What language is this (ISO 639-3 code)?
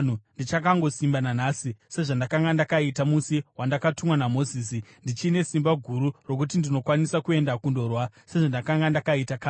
sna